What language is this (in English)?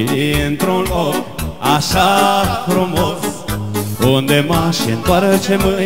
Romanian